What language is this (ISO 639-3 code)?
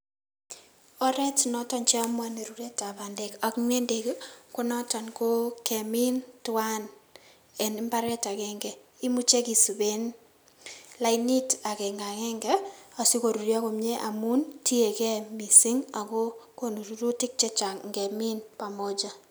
kln